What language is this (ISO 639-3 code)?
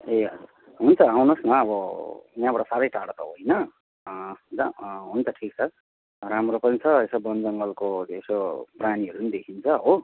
nep